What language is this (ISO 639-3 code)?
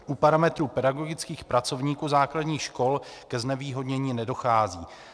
ces